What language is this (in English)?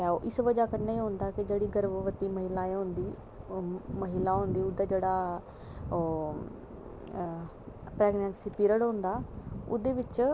Dogri